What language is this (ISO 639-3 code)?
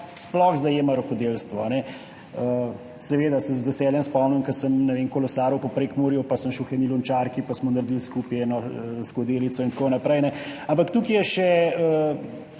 slv